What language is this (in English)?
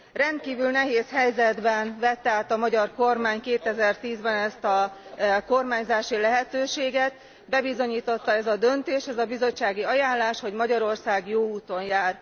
Hungarian